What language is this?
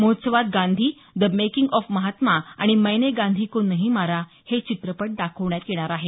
Marathi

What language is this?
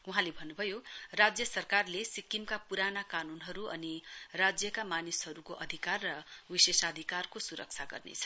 Nepali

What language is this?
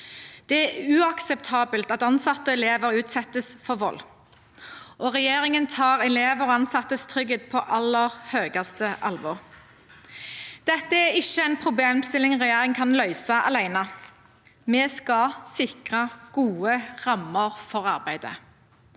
Norwegian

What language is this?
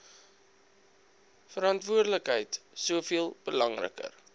Afrikaans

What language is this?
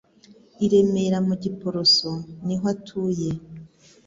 Kinyarwanda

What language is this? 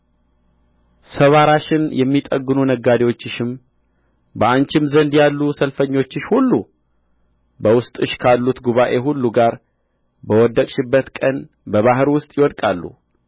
Amharic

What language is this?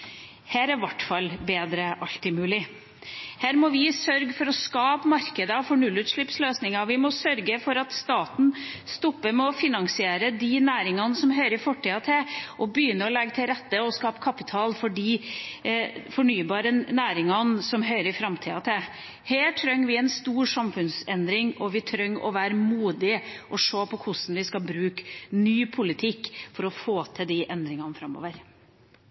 Norwegian Bokmål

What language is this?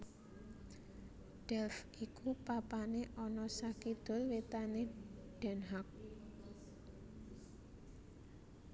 Javanese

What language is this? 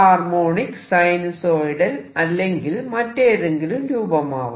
Malayalam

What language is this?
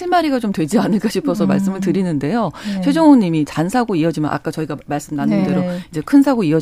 Korean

